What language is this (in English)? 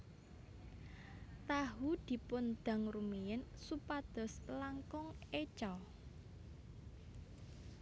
Javanese